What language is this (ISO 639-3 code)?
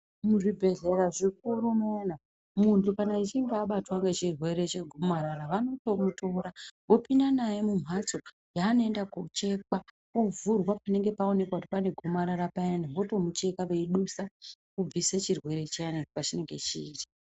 ndc